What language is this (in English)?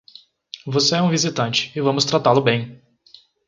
Portuguese